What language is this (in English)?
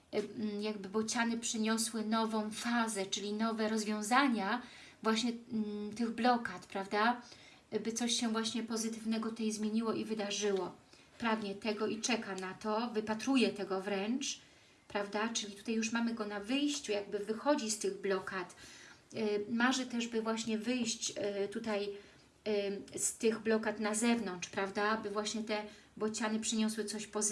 Polish